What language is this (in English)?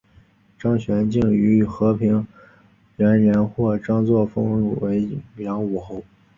Chinese